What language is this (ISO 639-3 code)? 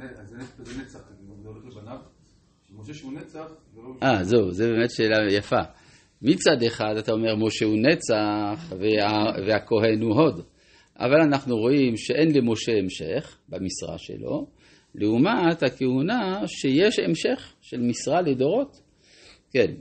heb